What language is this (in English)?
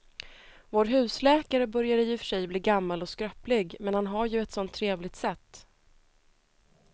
Swedish